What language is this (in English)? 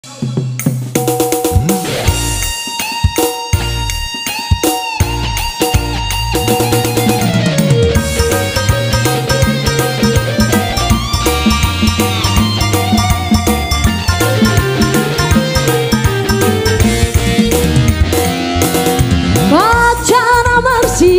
Indonesian